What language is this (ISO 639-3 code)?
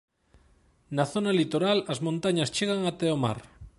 glg